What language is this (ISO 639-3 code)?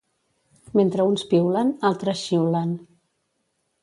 cat